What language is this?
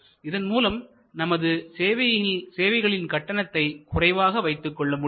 Tamil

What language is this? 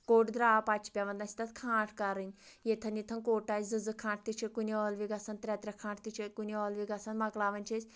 Kashmiri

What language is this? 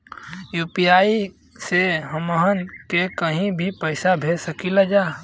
Bhojpuri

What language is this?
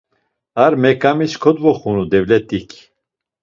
Laz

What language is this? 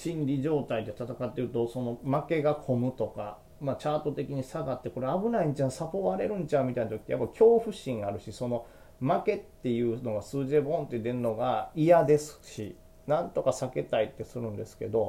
Japanese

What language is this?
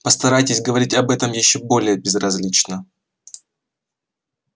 Russian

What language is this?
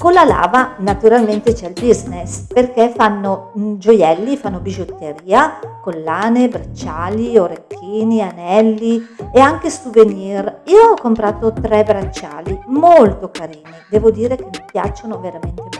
Italian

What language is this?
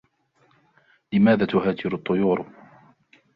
Arabic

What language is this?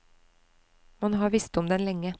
Norwegian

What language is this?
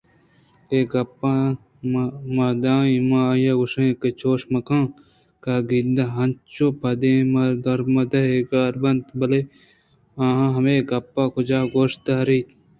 Eastern Balochi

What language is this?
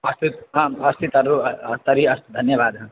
Sanskrit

